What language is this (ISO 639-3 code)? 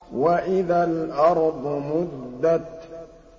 ara